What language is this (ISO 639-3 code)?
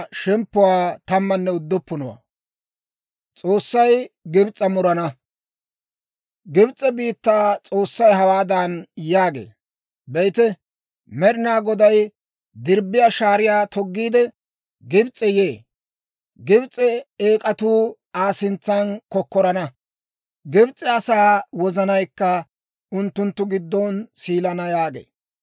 dwr